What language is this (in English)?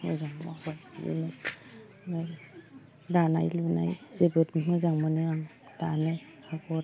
Bodo